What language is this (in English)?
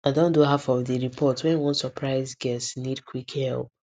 Nigerian Pidgin